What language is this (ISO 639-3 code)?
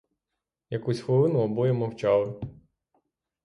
ukr